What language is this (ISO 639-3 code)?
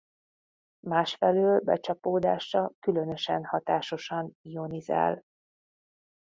hun